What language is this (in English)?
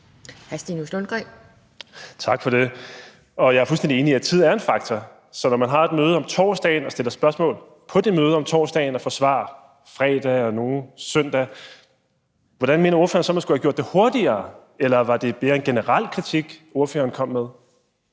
Danish